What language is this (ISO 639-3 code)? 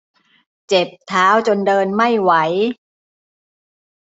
tha